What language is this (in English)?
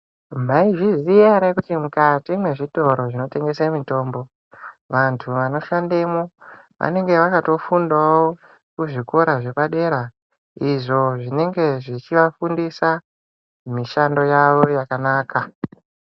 Ndau